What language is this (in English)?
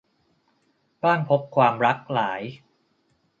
Thai